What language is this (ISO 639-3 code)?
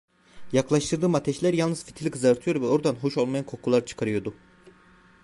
tur